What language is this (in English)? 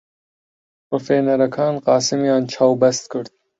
Central Kurdish